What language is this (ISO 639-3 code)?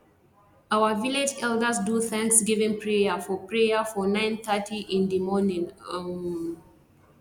pcm